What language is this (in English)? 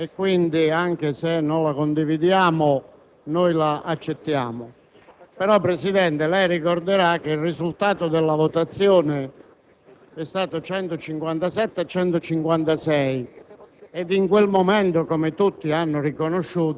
Italian